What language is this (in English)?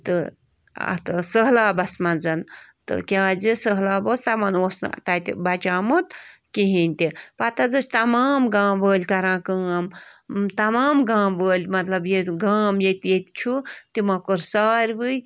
Kashmiri